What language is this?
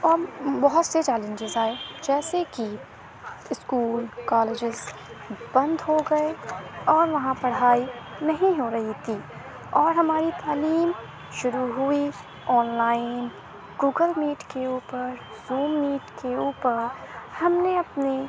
Urdu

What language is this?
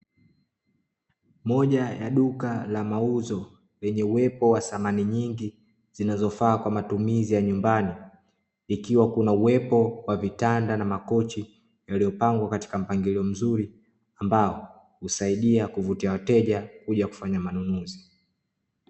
Swahili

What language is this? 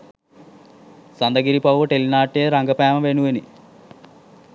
Sinhala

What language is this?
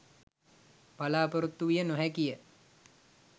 Sinhala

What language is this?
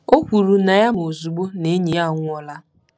Igbo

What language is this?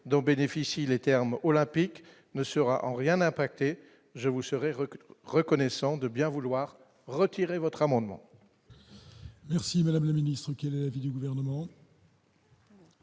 French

